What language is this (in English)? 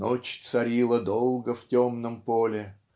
Russian